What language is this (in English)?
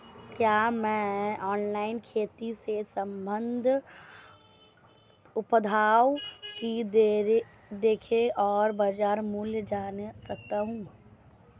Hindi